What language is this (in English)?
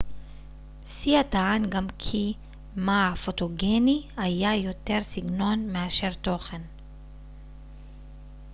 Hebrew